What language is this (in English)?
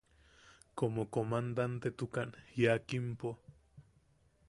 Yaqui